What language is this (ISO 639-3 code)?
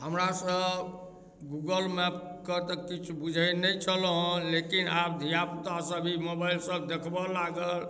mai